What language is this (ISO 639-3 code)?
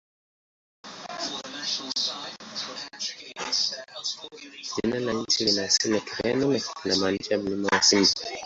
swa